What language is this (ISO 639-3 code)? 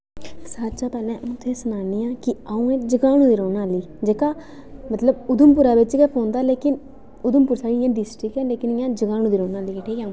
doi